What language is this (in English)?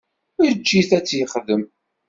Kabyle